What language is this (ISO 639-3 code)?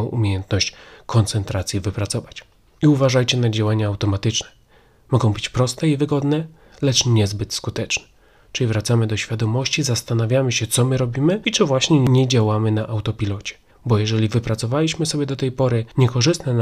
pol